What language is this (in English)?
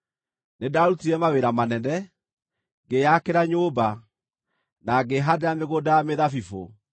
Kikuyu